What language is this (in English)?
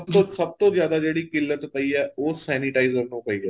Punjabi